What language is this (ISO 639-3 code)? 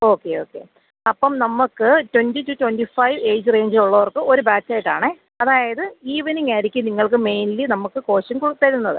mal